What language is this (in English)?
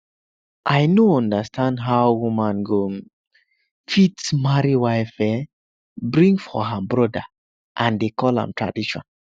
Nigerian Pidgin